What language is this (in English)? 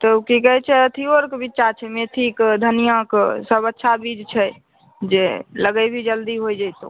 Maithili